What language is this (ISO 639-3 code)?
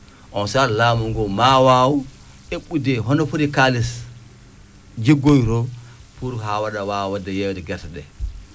ful